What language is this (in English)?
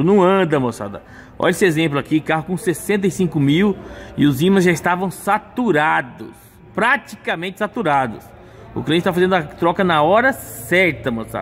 Portuguese